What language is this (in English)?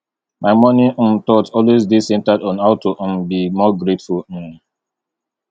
Nigerian Pidgin